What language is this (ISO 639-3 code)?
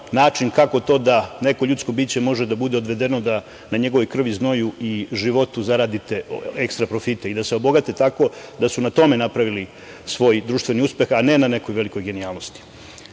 srp